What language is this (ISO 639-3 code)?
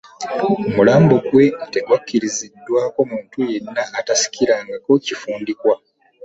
lug